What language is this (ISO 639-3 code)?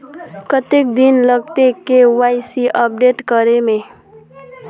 mag